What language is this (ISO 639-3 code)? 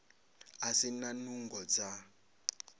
ven